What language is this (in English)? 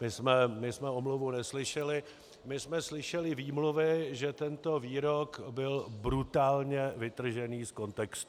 Czech